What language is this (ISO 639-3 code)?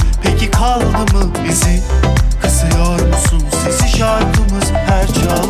tur